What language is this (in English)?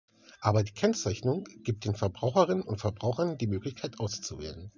German